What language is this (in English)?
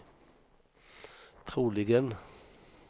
Swedish